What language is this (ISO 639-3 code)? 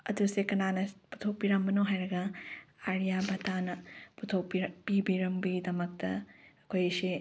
mni